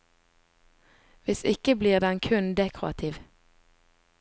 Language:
Norwegian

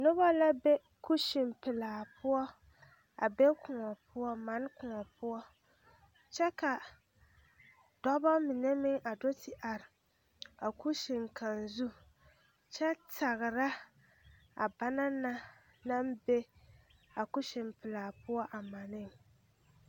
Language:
Southern Dagaare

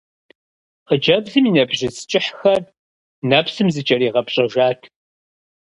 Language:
Kabardian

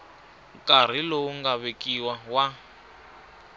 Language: Tsonga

